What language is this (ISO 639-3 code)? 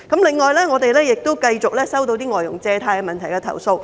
yue